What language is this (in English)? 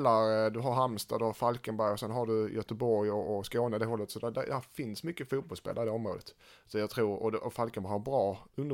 Swedish